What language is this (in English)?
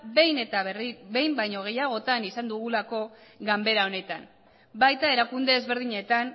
Basque